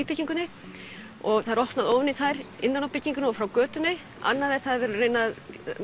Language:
Icelandic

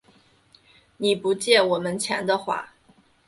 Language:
Chinese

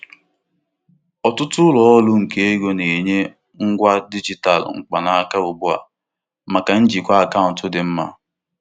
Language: Igbo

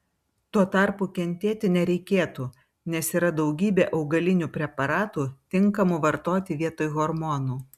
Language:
Lithuanian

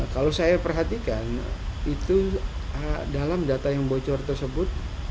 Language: Indonesian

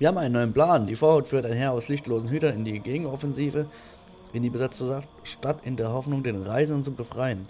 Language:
German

